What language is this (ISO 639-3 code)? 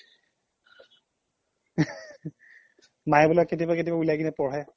asm